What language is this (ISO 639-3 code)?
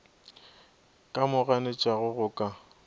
nso